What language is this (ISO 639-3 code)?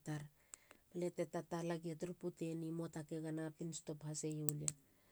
hla